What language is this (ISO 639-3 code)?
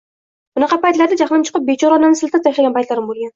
uzb